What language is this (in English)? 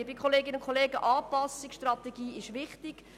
Swiss German